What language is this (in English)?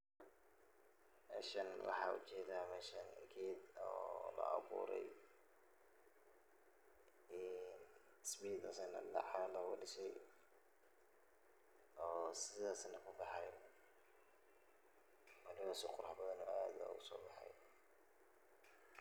Somali